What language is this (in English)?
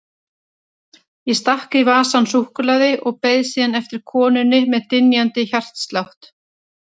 Icelandic